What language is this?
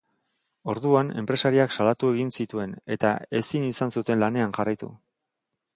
Basque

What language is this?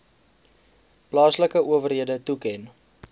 Afrikaans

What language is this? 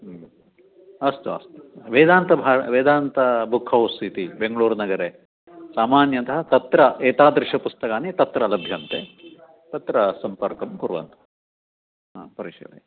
Sanskrit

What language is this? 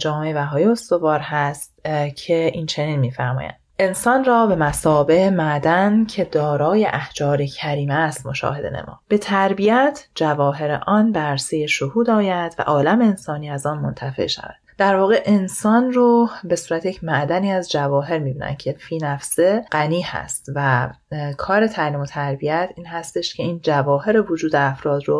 Persian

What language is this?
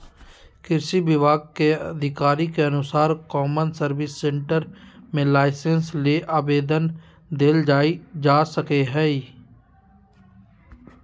Magahi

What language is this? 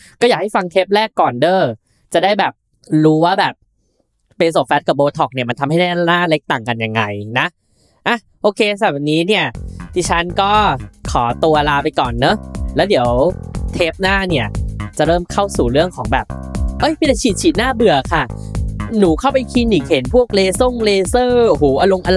Thai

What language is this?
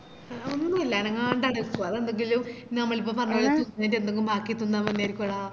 Malayalam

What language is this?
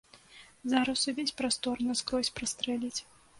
Belarusian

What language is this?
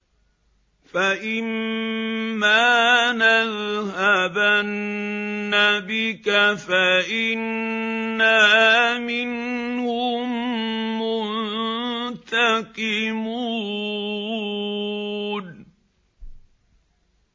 Arabic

